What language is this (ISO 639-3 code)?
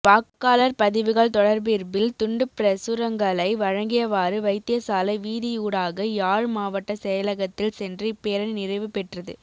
tam